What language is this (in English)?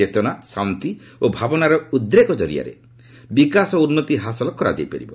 Odia